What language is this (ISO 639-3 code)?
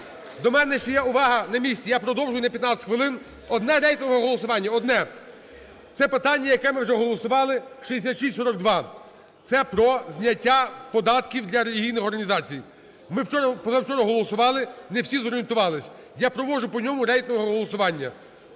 ukr